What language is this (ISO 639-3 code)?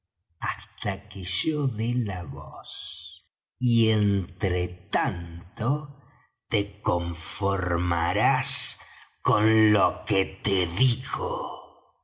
spa